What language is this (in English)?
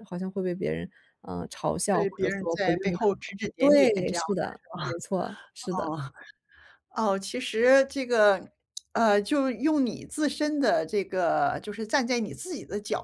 Chinese